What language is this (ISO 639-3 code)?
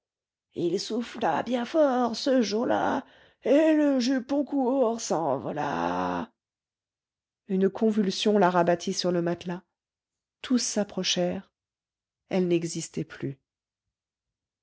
fra